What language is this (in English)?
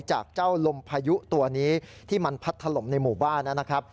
Thai